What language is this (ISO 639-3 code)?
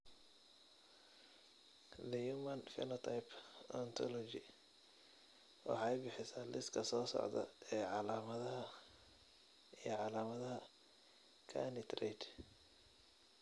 som